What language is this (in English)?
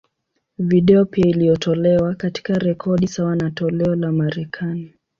Swahili